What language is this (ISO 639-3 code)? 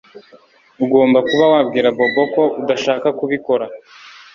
kin